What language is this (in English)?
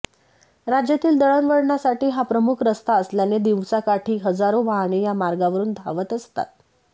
Marathi